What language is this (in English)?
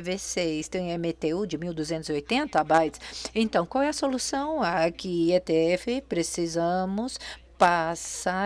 Portuguese